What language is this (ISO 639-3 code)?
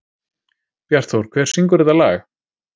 isl